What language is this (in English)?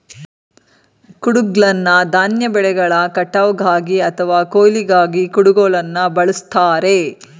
Kannada